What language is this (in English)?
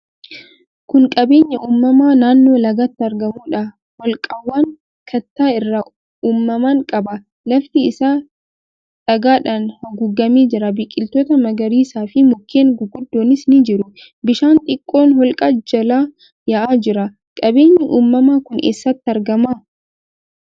Oromo